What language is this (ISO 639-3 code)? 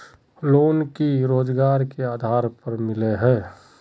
mag